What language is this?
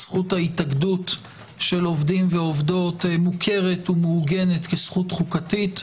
Hebrew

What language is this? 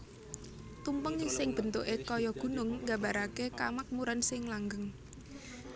Javanese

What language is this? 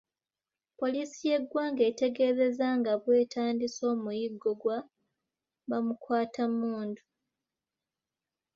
Ganda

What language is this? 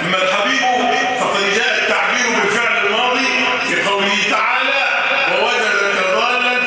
Arabic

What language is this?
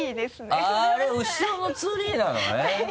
Japanese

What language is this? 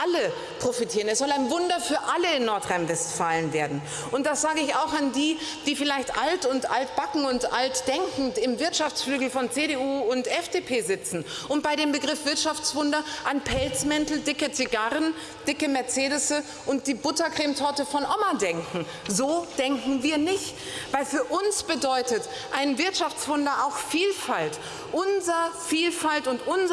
German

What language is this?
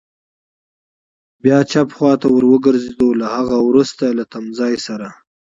Pashto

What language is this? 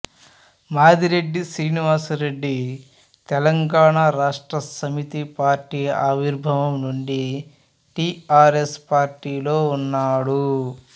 Telugu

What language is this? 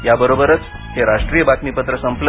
Marathi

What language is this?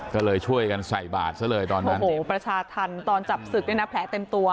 Thai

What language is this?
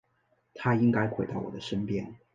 Chinese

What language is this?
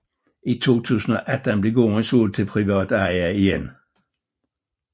Danish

